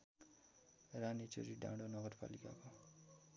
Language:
Nepali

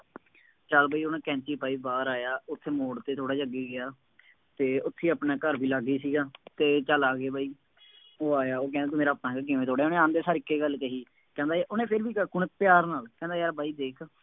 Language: Punjabi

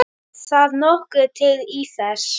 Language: Icelandic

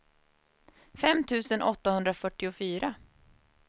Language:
Swedish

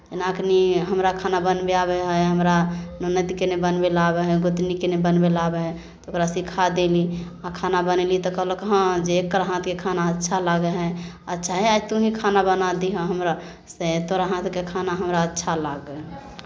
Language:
Maithili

